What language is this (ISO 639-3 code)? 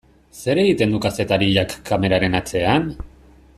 eus